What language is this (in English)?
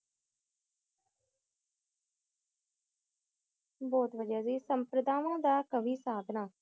Punjabi